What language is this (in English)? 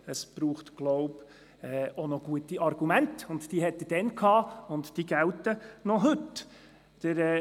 Swiss German